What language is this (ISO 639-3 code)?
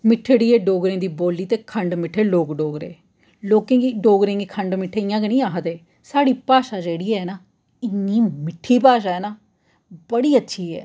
doi